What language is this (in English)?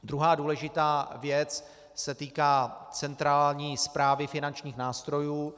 Czech